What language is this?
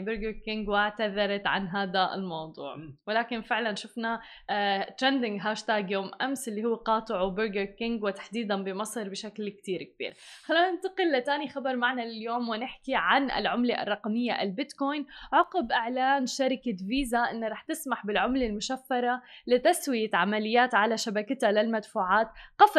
Arabic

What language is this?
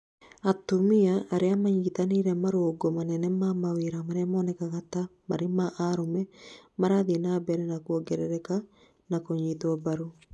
Kikuyu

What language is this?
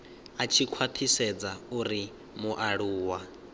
Venda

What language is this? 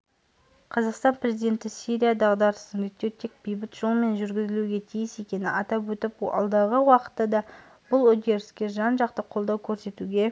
Kazakh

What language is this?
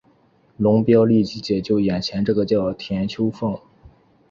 Chinese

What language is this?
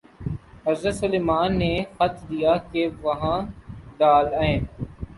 Urdu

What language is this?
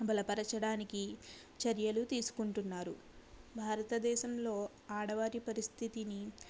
Telugu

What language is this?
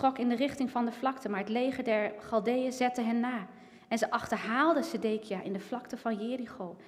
Dutch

